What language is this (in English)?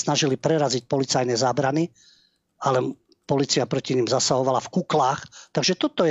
Slovak